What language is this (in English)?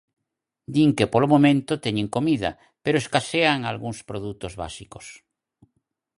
Galician